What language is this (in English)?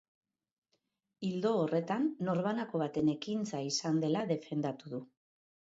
Basque